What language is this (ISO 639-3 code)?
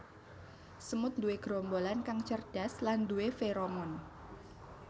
jav